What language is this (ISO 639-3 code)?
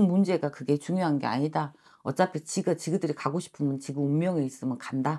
kor